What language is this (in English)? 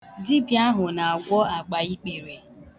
Igbo